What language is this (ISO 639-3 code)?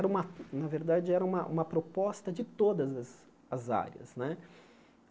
por